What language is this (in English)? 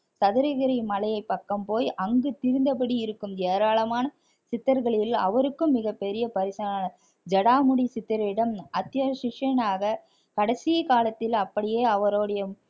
Tamil